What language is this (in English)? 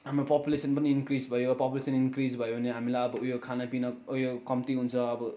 Nepali